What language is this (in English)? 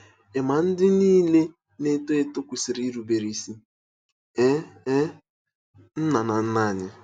Igbo